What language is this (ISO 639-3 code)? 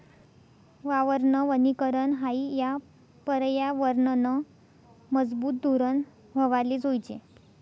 mar